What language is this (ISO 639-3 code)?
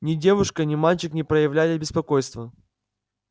rus